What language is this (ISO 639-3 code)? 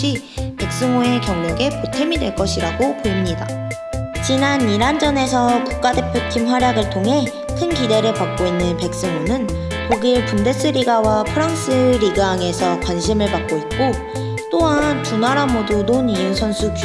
kor